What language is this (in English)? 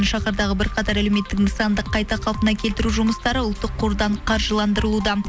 Kazakh